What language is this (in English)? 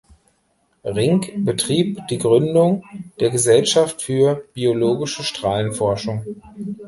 German